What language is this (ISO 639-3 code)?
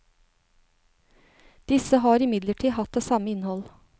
nor